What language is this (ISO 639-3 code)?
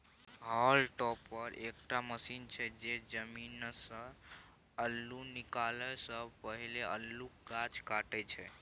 mai